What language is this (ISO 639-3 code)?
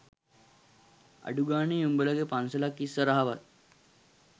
sin